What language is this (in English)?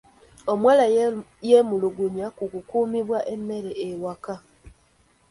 Ganda